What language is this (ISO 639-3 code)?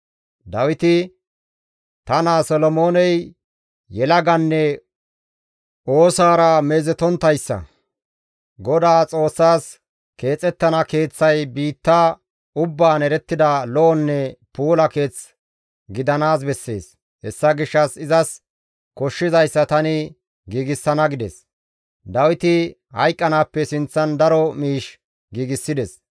gmv